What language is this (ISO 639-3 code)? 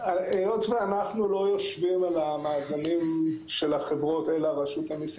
heb